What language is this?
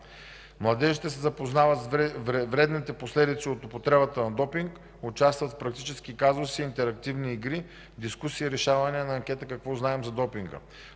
Bulgarian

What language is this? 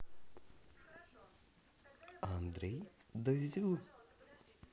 Russian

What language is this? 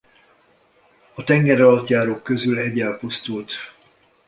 Hungarian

